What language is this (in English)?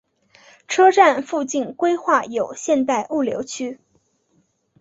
Chinese